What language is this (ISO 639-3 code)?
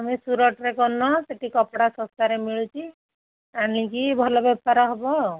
ori